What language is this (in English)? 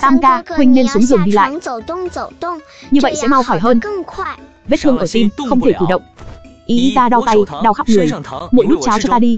Vietnamese